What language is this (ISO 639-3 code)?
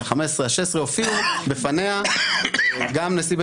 heb